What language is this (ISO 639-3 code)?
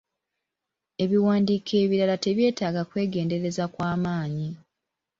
lug